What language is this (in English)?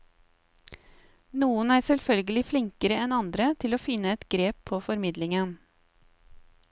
Norwegian